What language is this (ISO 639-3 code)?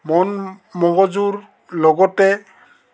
asm